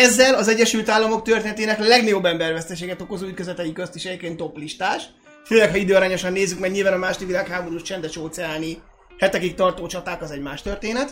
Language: Hungarian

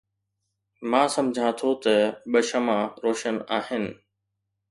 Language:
Sindhi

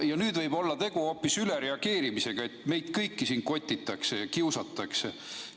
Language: Estonian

